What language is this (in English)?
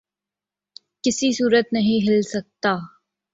Urdu